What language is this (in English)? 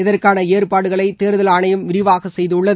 Tamil